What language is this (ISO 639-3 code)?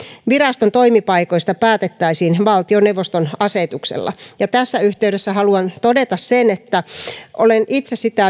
fin